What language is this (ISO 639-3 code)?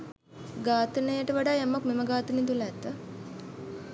sin